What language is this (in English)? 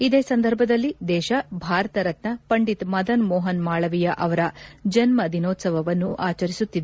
Kannada